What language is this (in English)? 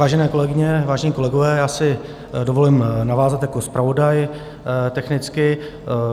Czech